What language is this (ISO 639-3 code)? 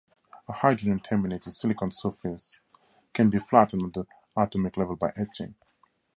eng